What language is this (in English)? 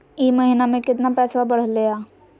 Magahi